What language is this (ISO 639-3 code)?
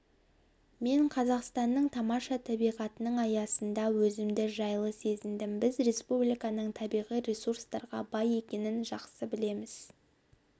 kaz